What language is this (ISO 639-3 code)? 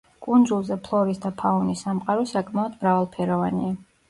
kat